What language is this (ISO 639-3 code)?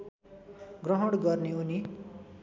nep